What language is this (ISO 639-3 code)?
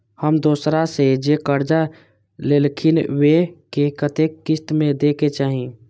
mai